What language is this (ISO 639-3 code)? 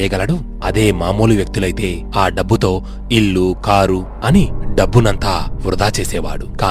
tel